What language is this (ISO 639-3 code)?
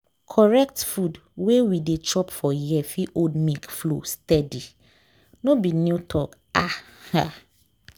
pcm